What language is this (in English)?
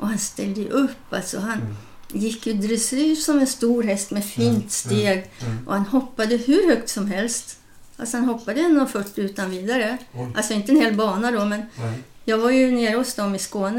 Swedish